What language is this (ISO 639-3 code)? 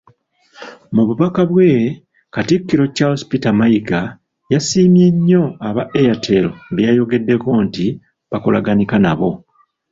lug